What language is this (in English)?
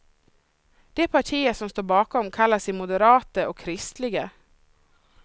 Swedish